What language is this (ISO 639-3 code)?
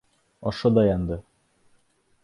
bak